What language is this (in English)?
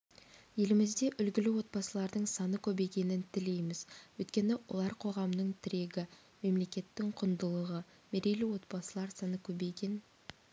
Kazakh